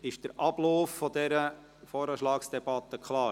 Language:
Swiss German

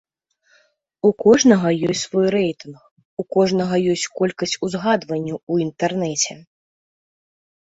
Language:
Belarusian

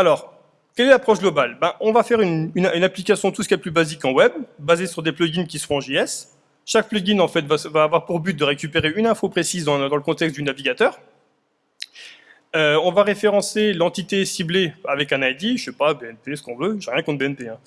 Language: French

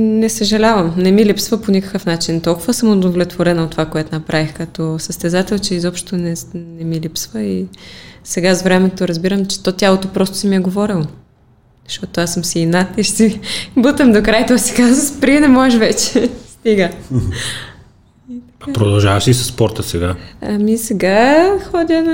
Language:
Bulgarian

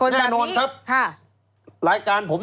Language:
Thai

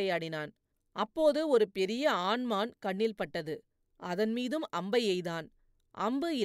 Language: Tamil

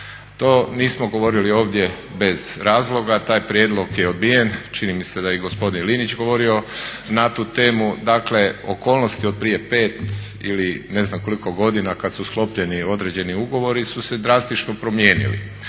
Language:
Croatian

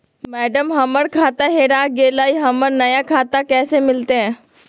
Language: Magahi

